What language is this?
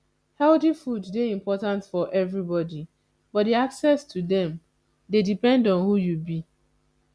Nigerian Pidgin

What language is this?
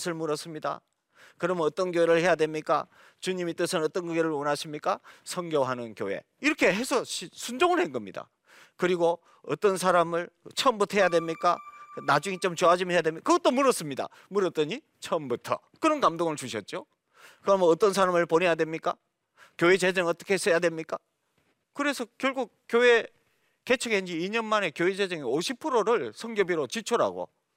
Korean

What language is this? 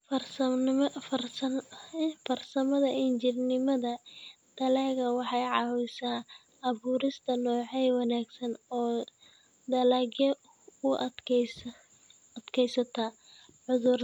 Somali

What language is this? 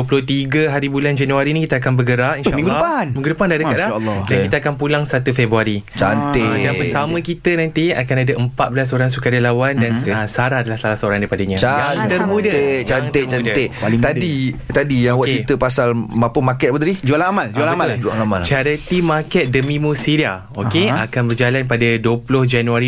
Malay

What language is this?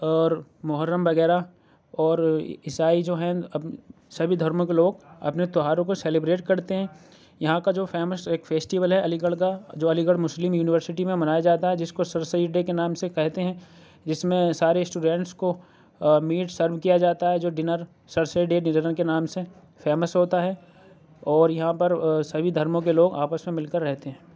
Urdu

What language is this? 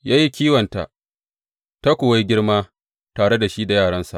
Hausa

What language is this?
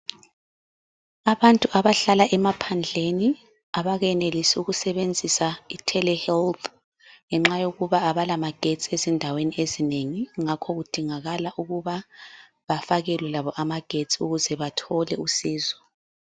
North Ndebele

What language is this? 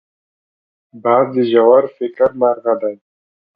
Pashto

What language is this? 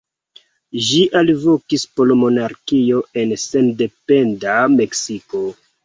Esperanto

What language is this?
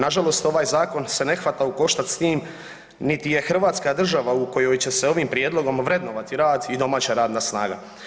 Croatian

